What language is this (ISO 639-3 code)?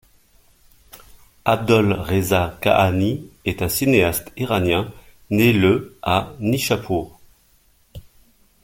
fra